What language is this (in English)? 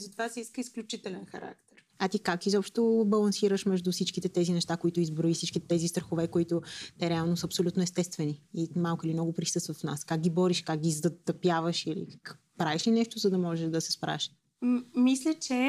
Bulgarian